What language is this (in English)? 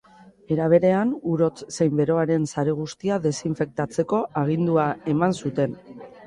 Basque